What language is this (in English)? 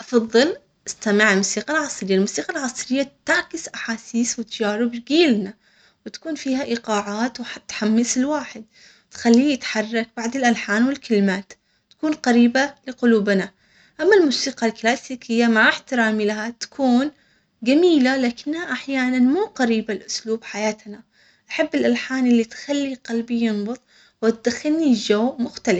Omani Arabic